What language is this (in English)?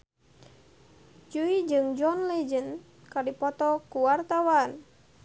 Sundanese